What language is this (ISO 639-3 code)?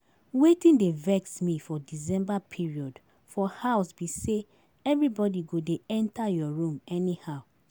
pcm